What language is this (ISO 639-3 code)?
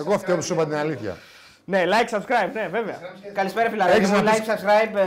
ell